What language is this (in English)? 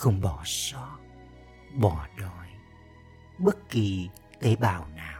Vietnamese